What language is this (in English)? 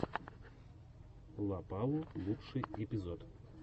Russian